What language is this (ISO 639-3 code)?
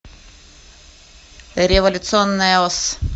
rus